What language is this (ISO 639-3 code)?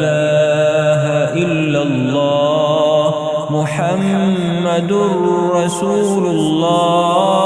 ara